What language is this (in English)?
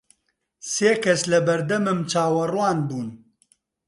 Central Kurdish